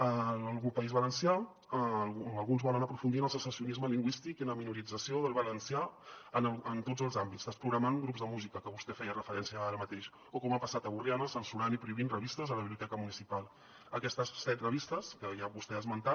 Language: Catalan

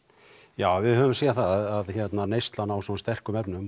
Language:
Icelandic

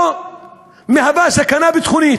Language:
Hebrew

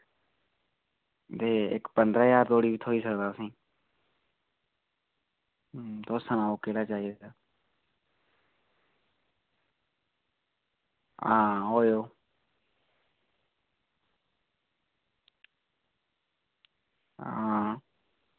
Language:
Dogri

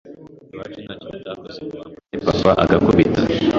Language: Kinyarwanda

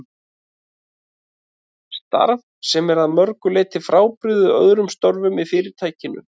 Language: Icelandic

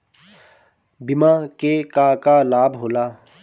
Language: Bhojpuri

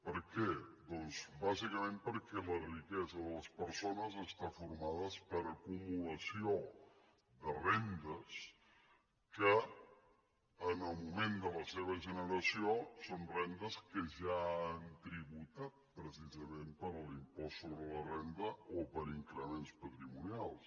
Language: Catalan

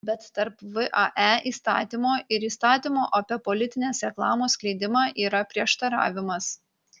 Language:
Lithuanian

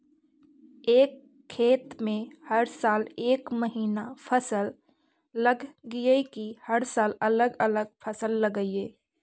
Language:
Magahi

